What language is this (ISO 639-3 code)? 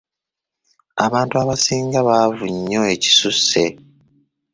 lug